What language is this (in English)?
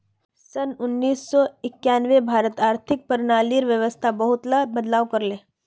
Magahi